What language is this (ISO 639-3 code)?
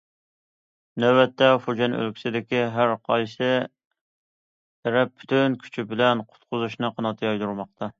uig